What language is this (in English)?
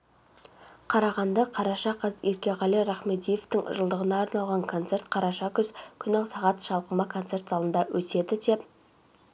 Kazakh